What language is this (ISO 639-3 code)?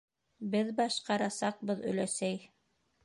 bak